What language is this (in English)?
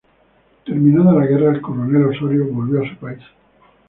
Spanish